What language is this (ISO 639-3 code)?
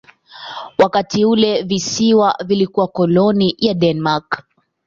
swa